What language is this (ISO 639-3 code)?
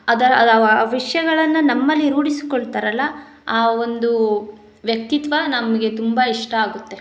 kan